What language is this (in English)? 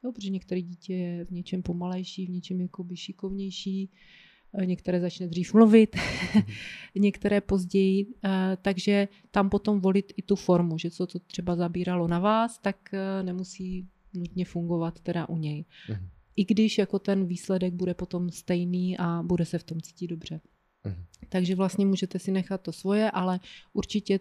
Czech